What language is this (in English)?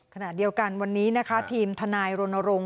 Thai